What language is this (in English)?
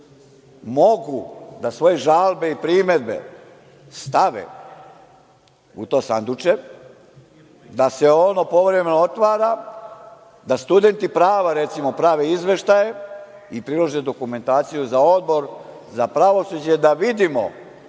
Serbian